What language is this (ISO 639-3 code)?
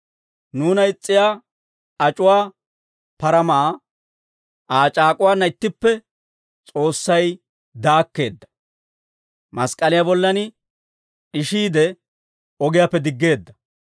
dwr